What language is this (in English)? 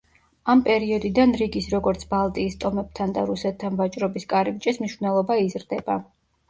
Georgian